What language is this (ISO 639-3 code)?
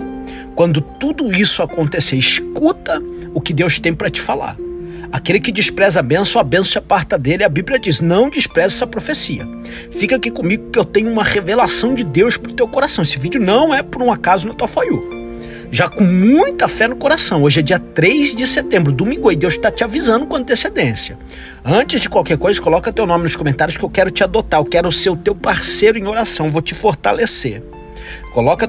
por